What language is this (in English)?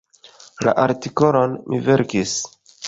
Esperanto